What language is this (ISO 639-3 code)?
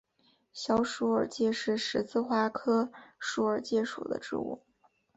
zho